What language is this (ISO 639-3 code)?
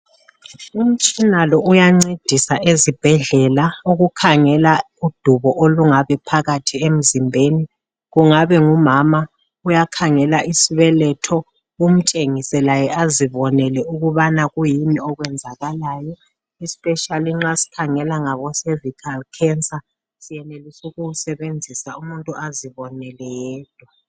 nde